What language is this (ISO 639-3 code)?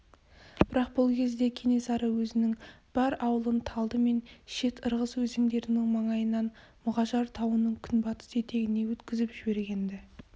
kaz